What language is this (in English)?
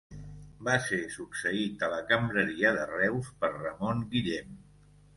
Catalan